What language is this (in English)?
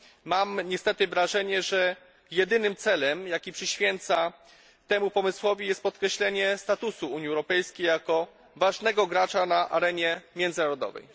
Polish